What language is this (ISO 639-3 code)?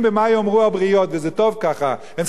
heb